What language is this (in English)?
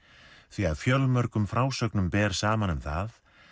Icelandic